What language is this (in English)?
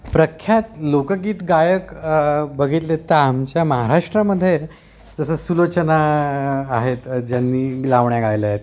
Marathi